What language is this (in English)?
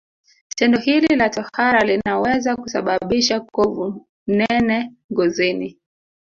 Swahili